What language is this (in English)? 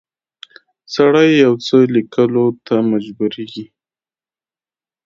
Pashto